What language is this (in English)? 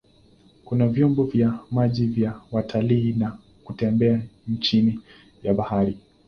Swahili